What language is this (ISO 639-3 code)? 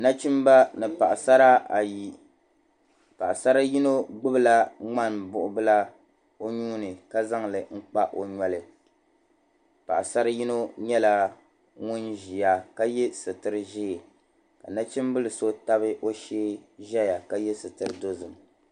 dag